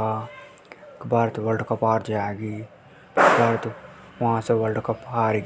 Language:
Hadothi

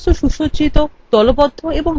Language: Bangla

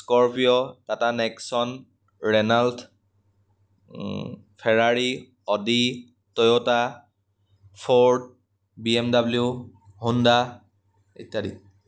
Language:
Assamese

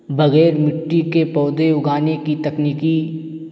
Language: Urdu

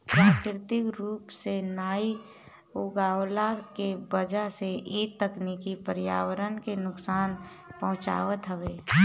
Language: Bhojpuri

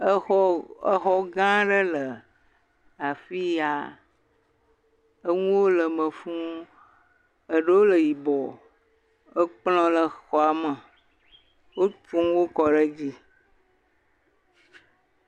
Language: Ewe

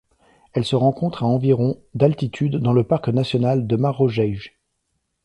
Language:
French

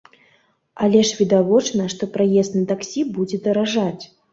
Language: Belarusian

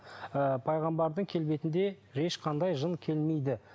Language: Kazakh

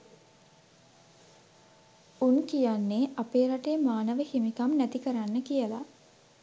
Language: Sinhala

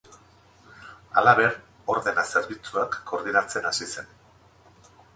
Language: Basque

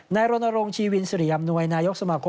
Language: Thai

